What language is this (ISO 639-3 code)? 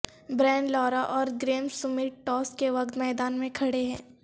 urd